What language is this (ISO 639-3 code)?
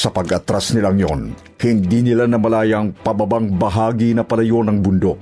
fil